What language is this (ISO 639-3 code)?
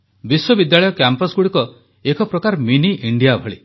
ori